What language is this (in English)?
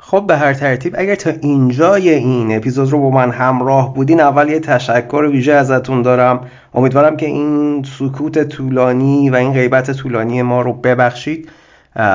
Persian